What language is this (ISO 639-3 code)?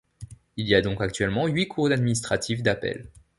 fra